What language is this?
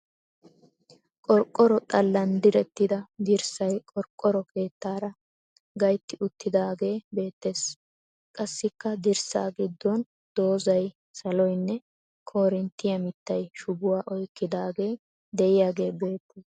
Wolaytta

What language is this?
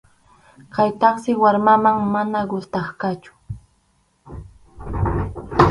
Arequipa-La Unión Quechua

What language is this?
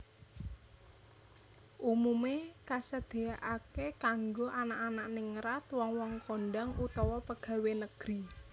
Javanese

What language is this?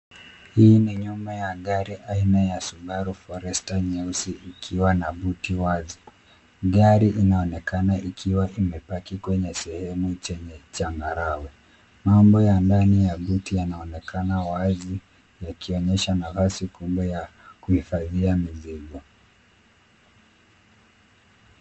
Swahili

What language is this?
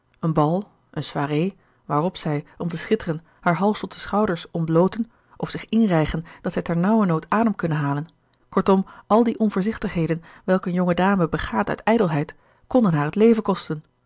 Dutch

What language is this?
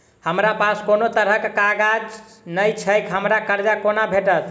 Maithili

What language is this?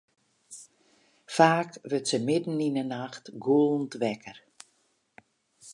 Western Frisian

